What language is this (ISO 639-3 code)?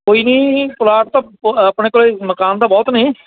pan